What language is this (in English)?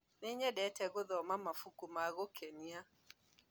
Kikuyu